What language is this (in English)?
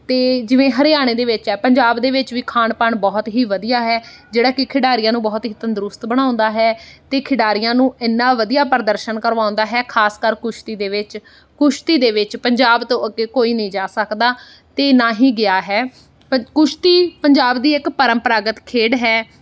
Punjabi